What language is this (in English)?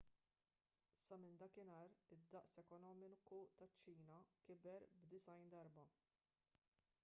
Maltese